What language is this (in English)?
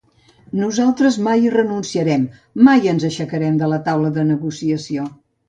Catalan